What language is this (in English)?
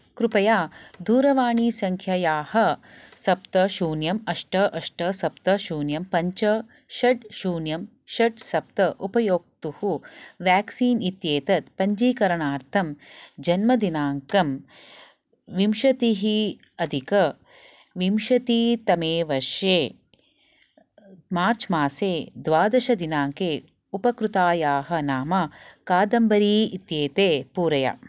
Sanskrit